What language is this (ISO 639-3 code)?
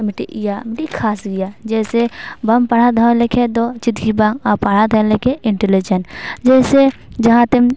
sat